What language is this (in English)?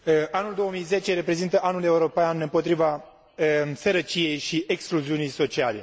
Romanian